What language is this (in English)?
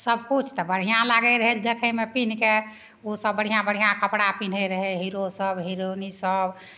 Maithili